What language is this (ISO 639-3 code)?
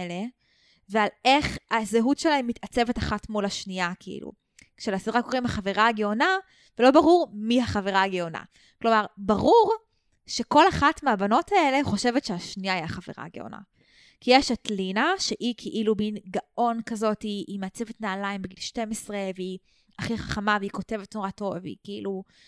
heb